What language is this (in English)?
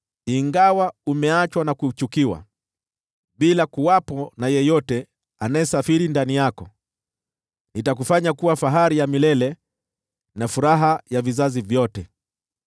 Swahili